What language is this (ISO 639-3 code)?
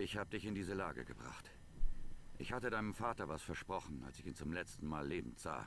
deu